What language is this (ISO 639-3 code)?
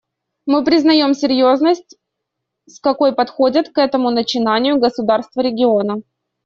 rus